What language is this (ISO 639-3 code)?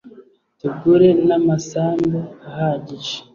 kin